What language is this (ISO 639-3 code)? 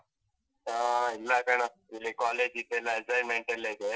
kan